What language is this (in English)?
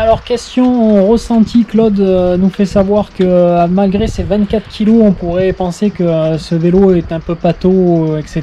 French